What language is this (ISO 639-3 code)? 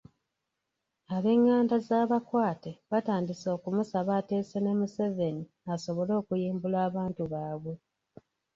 lug